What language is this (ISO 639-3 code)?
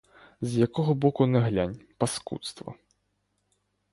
ukr